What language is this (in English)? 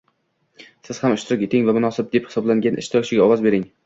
Uzbek